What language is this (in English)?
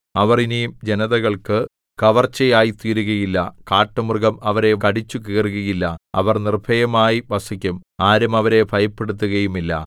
Malayalam